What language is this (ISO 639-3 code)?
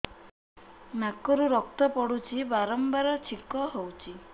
ori